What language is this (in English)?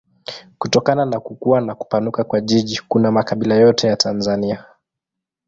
Swahili